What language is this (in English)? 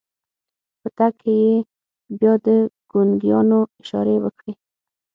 Pashto